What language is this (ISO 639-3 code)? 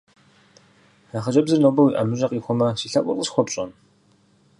kbd